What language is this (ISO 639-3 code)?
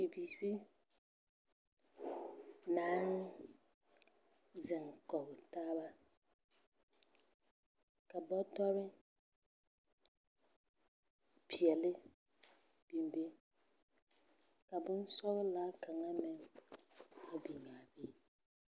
dga